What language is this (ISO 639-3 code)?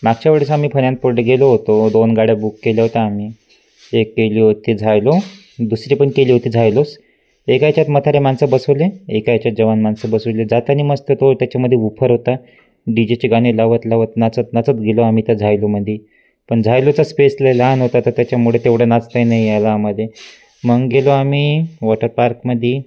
mar